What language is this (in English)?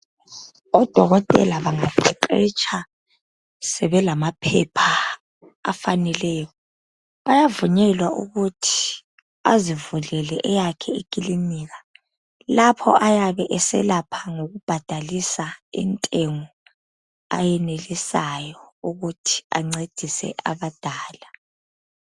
North Ndebele